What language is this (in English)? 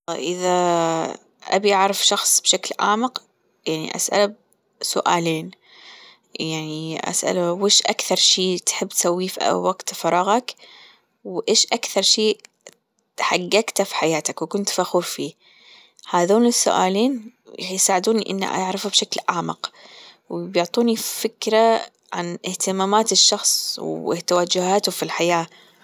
Gulf Arabic